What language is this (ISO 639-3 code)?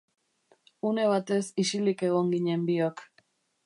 eus